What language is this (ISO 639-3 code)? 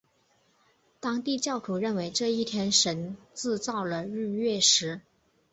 zho